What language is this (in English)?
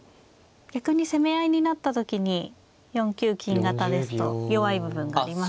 Japanese